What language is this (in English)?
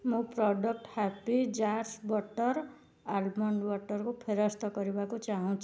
Odia